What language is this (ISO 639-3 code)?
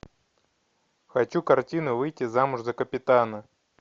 rus